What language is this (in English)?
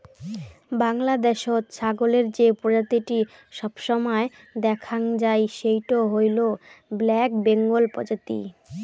Bangla